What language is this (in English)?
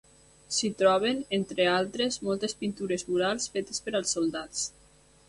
Catalan